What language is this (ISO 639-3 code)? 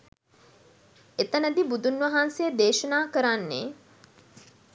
sin